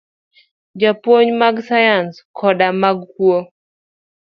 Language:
Luo (Kenya and Tanzania)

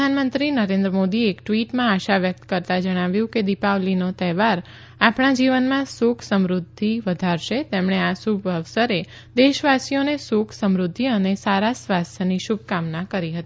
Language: Gujarati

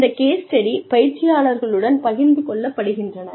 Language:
Tamil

